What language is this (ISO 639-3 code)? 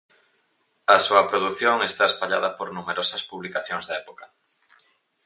glg